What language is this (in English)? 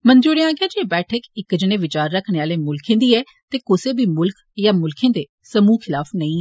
Dogri